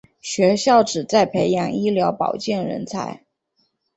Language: Chinese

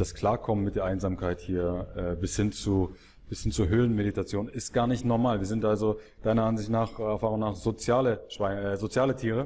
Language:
German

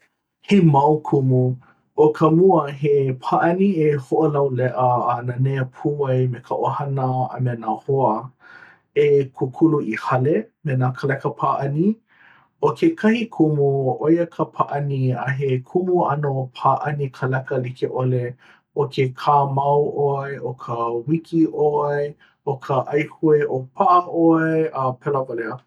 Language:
Hawaiian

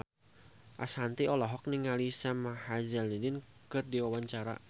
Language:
Sundanese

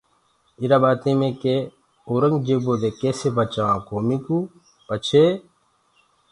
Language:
Gurgula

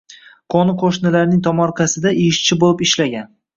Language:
Uzbek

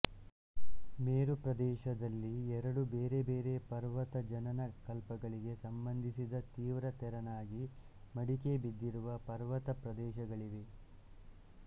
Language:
Kannada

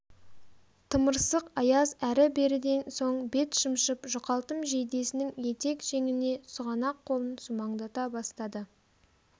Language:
Kazakh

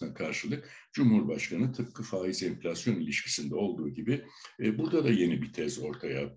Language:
Turkish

